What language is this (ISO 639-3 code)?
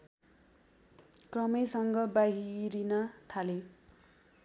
nep